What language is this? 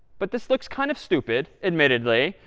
English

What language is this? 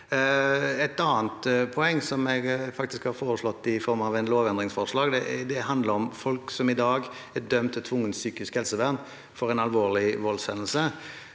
Norwegian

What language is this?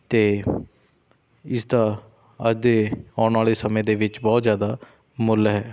Punjabi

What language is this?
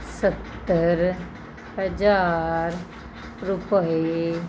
Punjabi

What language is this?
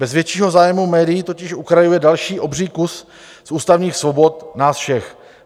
Czech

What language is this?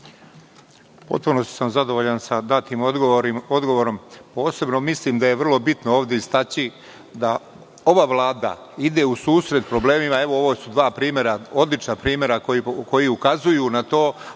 Serbian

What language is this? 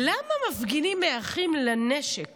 Hebrew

